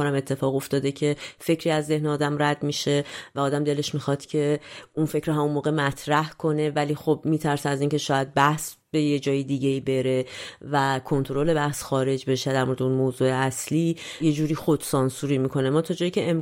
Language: Persian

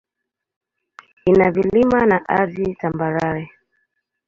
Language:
Swahili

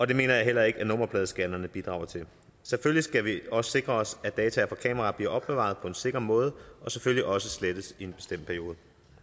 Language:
Danish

